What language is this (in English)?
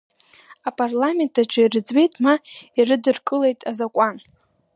Abkhazian